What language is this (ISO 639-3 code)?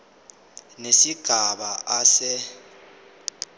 zul